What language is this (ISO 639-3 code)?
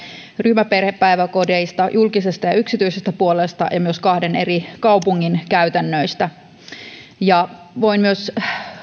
fin